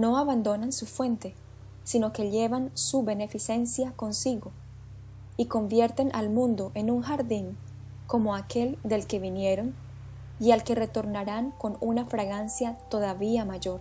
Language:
Spanish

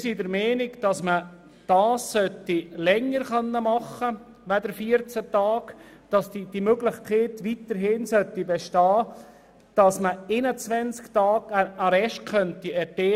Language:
Swiss German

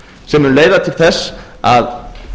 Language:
Icelandic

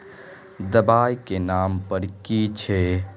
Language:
Magahi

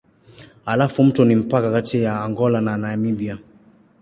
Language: Swahili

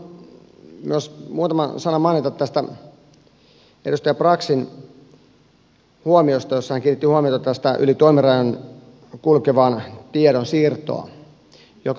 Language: Finnish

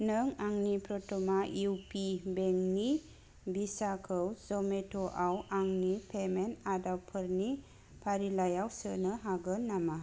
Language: Bodo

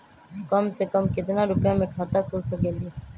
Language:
Magahi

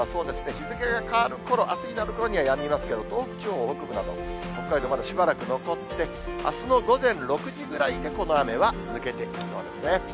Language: Japanese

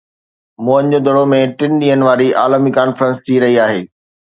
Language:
Sindhi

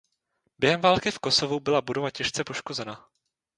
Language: Czech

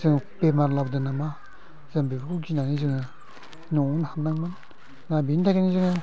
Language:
Bodo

